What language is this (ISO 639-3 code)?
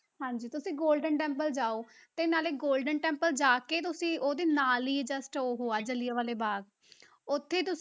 pan